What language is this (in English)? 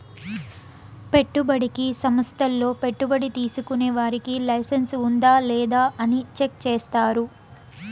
Telugu